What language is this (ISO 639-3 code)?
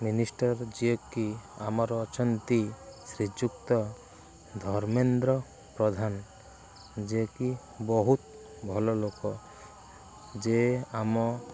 ori